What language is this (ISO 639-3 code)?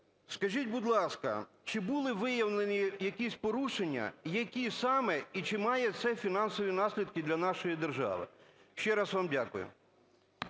ukr